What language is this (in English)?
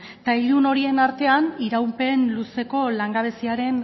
Basque